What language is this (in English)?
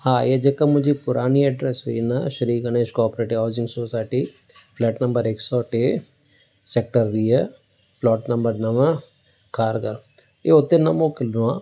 Sindhi